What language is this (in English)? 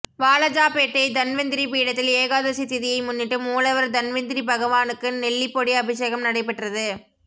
Tamil